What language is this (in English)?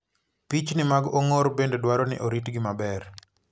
Luo (Kenya and Tanzania)